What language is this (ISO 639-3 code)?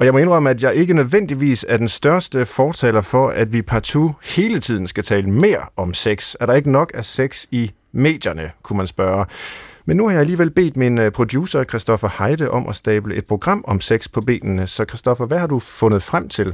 dan